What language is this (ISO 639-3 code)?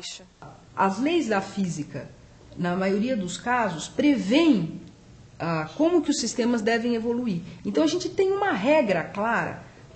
por